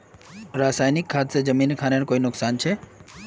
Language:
Magahi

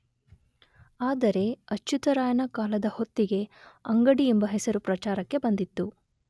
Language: Kannada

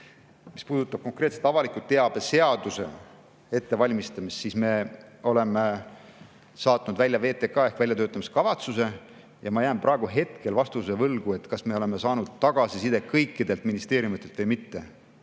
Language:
Estonian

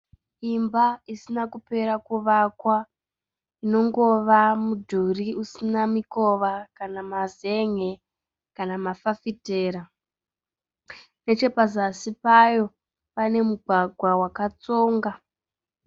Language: Shona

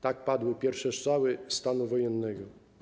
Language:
Polish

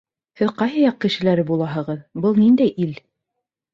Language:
Bashkir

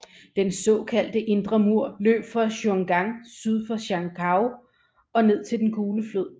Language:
Danish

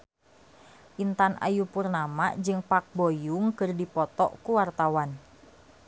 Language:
Sundanese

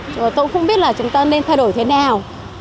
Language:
Vietnamese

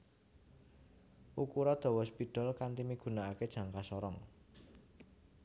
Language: Javanese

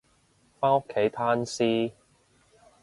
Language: Cantonese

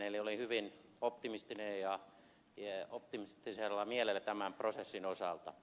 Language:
Finnish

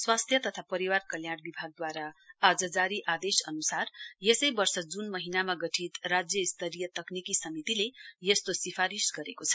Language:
Nepali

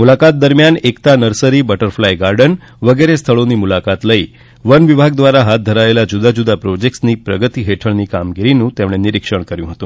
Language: Gujarati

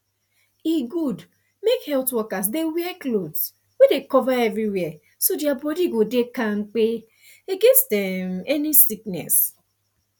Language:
Nigerian Pidgin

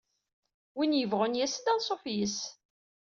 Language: Kabyle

